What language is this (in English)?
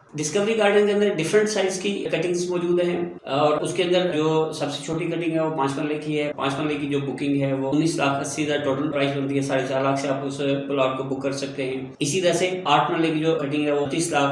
Indonesian